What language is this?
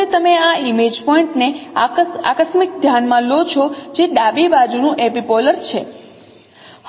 Gujarati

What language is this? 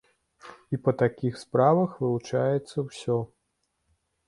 Belarusian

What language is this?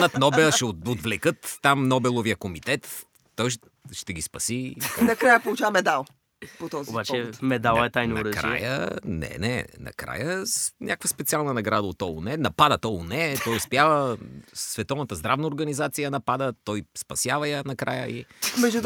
Bulgarian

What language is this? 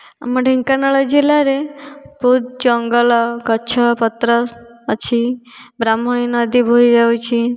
Odia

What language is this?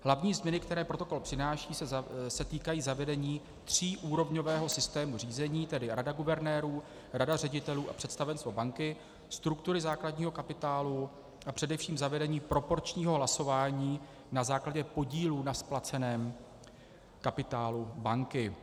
Czech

